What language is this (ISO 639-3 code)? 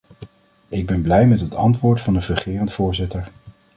nld